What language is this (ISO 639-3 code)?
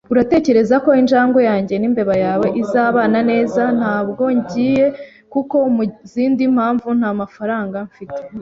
kin